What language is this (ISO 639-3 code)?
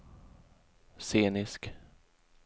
swe